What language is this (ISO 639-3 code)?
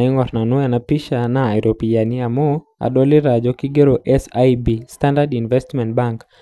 mas